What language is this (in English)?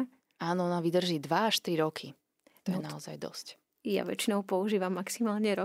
Slovak